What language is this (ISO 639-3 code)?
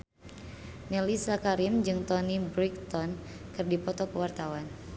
sun